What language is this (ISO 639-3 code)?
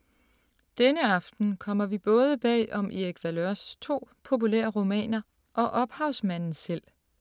dan